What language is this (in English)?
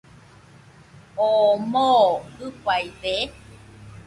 Nüpode Huitoto